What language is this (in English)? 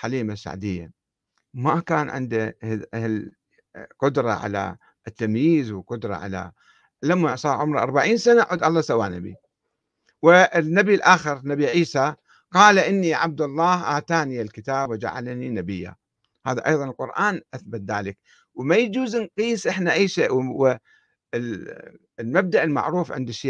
Arabic